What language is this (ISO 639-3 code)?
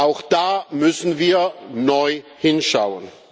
deu